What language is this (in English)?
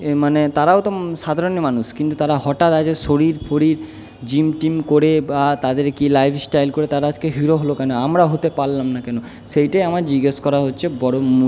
Bangla